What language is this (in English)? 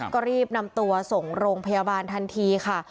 Thai